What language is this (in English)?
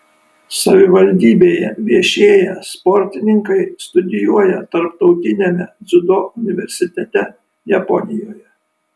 Lithuanian